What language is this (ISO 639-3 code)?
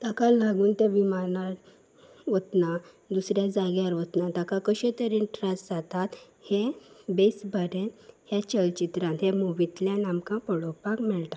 kok